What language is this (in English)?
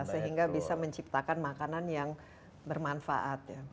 Indonesian